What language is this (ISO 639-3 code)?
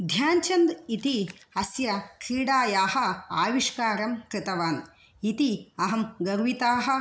san